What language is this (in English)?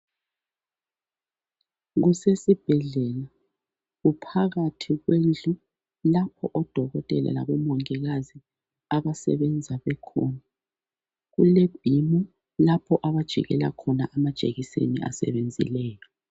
North Ndebele